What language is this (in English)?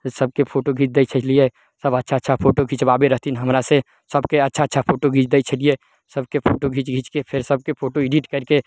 Maithili